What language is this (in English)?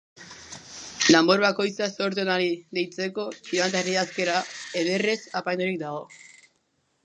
Basque